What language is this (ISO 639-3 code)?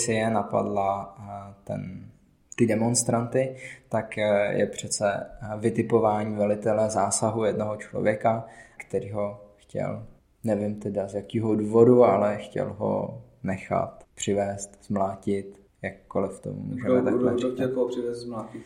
ces